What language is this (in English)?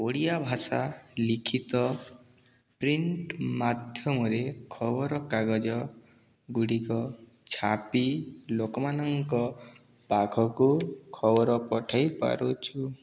Odia